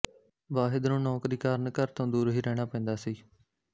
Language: Punjabi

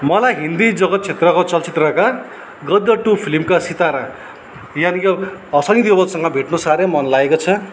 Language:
Nepali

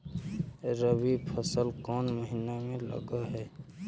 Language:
Magahi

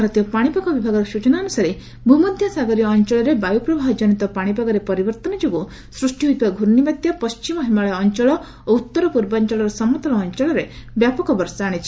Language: Odia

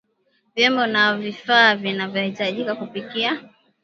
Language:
Swahili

